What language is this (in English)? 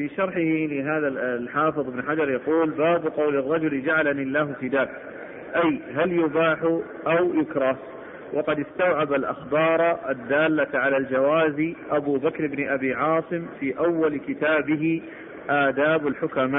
Arabic